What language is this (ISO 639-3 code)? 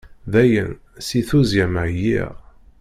kab